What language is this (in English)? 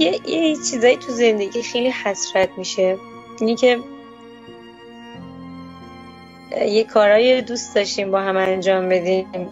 Persian